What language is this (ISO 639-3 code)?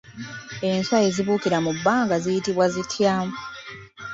lug